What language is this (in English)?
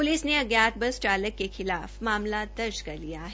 Hindi